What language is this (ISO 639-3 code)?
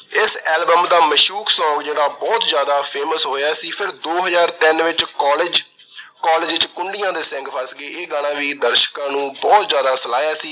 pan